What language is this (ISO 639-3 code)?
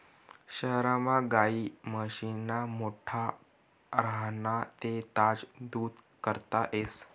mar